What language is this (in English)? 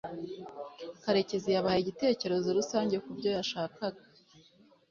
Kinyarwanda